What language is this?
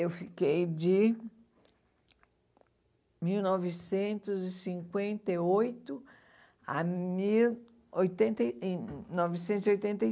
Portuguese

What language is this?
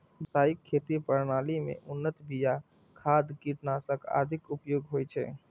Maithili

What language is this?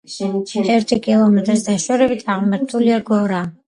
Georgian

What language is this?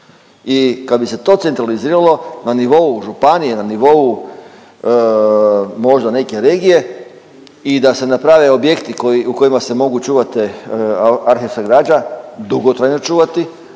Croatian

